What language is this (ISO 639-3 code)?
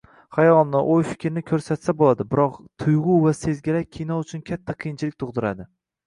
uzb